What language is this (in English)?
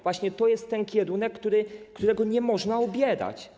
Polish